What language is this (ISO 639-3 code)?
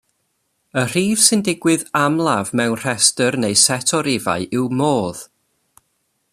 cym